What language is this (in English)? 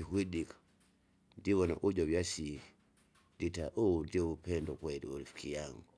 Kinga